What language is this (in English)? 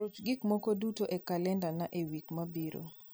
Luo (Kenya and Tanzania)